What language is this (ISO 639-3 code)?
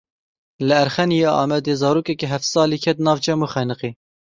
kur